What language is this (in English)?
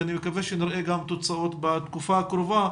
Hebrew